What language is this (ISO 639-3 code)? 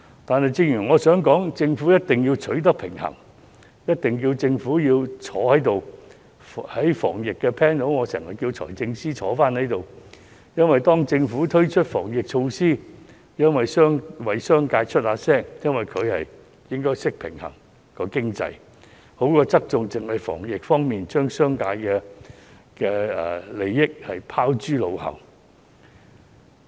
yue